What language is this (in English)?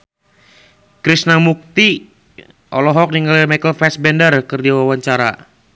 Sundanese